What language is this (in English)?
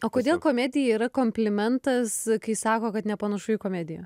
Lithuanian